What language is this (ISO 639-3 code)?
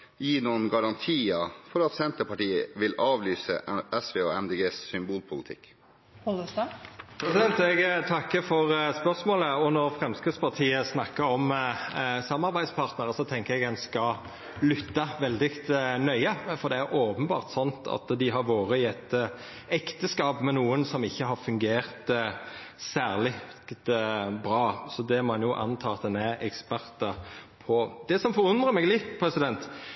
nor